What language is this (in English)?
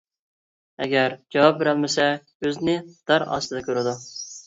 Uyghur